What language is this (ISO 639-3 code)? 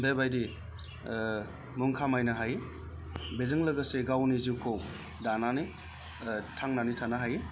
brx